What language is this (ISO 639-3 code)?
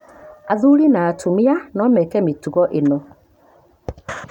kik